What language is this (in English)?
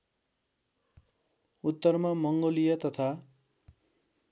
Nepali